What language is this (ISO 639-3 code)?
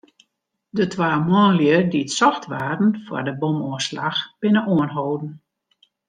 fry